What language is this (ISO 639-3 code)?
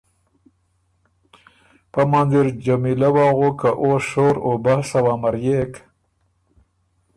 oru